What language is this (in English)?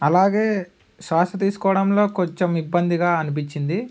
Telugu